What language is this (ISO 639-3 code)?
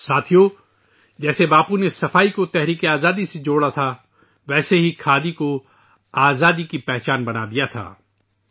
urd